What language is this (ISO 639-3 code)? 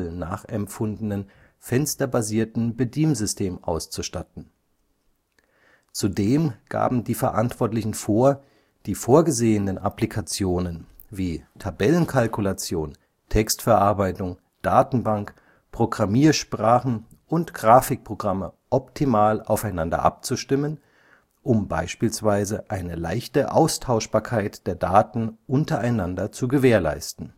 deu